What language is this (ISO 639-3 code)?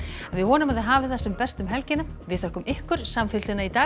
isl